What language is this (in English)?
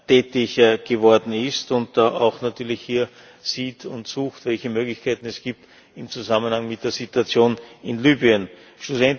German